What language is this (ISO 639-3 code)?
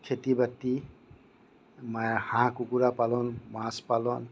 asm